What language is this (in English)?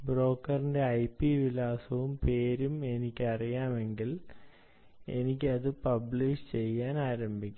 Malayalam